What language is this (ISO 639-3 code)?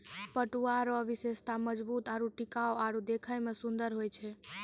mai